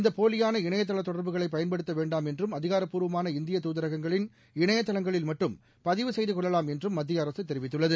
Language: Tamil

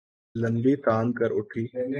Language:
Urdu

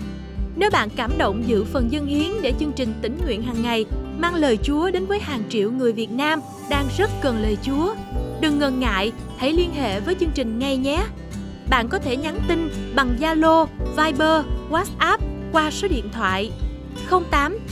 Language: Vietnamese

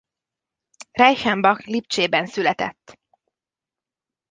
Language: Hungarian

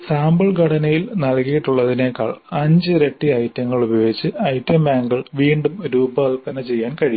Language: Malayalam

